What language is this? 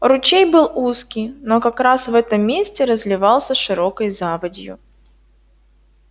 Russian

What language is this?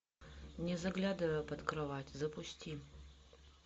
Russian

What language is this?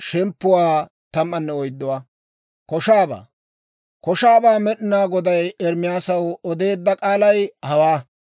Dawro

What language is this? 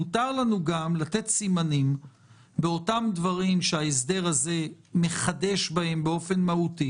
Hebrew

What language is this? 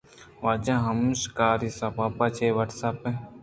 Eastern Balochi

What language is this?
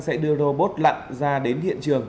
Vietnamese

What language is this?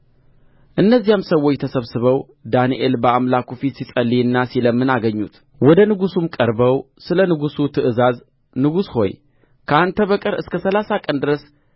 Amharic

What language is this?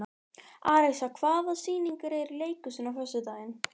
Icelandic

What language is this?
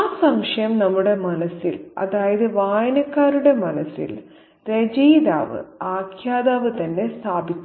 Malayalam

